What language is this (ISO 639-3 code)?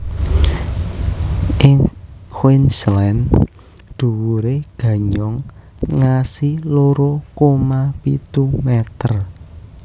jav